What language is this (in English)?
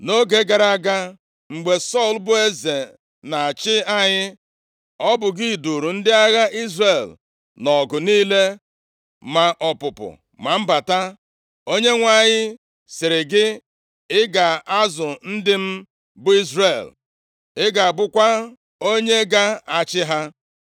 Igbo